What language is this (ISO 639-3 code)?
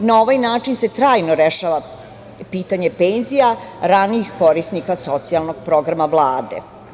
srp